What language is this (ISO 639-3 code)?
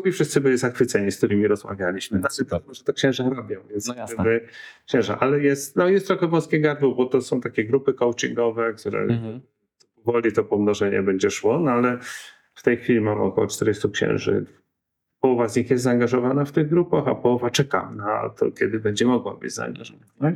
pol